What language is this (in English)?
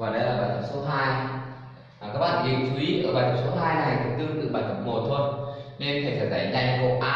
Vietnamese